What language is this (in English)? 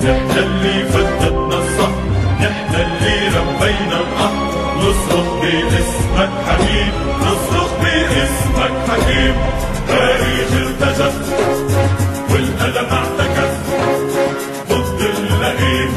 Arabic